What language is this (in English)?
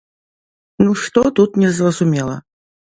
Belarusian